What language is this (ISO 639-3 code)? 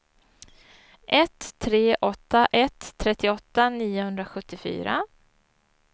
swe